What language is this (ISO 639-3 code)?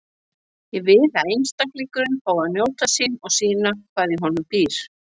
isl